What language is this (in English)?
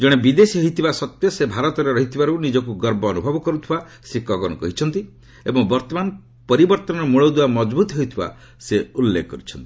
Odia